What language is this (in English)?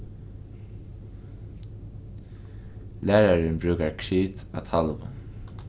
Faroese